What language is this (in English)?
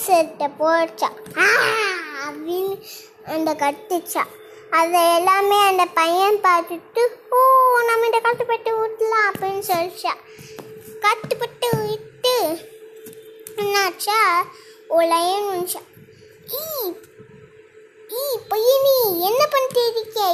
Tamil